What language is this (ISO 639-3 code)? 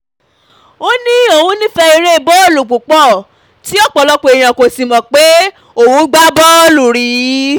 yor